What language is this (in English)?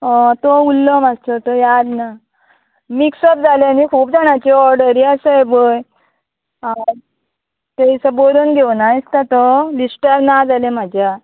Konkani